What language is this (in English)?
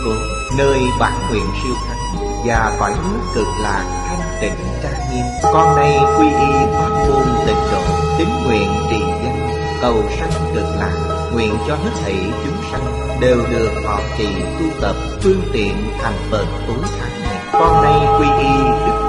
Vietnamese